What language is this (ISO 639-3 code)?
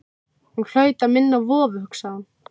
isl